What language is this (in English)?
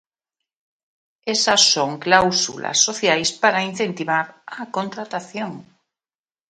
Galician